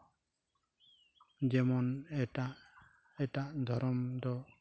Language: Santali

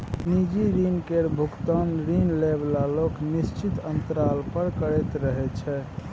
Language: Maithili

